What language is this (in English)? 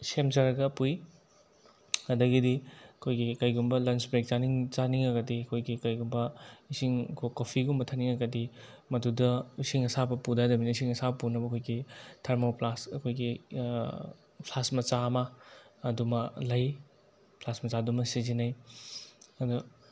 Manipuri